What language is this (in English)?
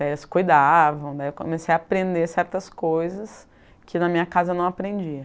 Portuguese